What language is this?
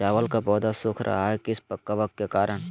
Magahi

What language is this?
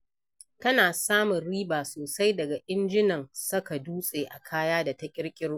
Hausa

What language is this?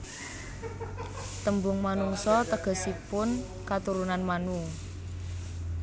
Javanese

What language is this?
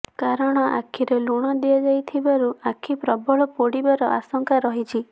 Odia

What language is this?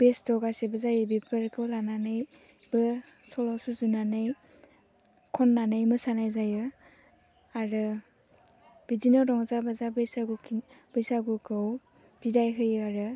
Bodo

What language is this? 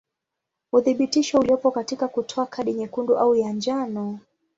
Swahili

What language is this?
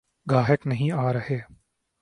Urdu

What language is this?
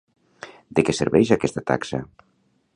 Catalan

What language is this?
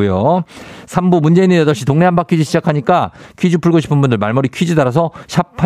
Korean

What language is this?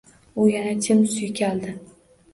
Uzbek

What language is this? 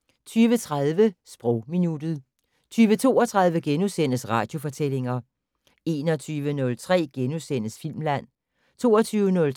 Danish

